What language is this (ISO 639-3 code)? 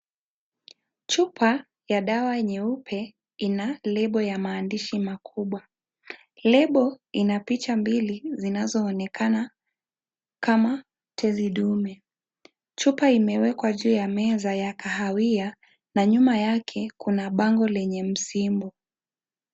swa